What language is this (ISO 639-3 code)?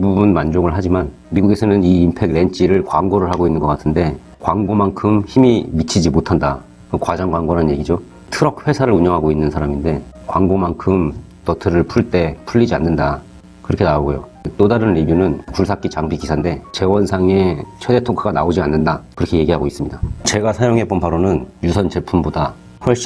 kor